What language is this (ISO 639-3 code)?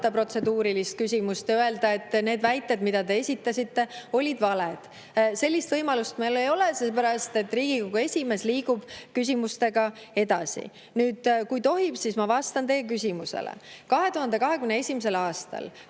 est